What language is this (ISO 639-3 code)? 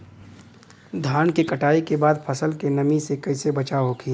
bho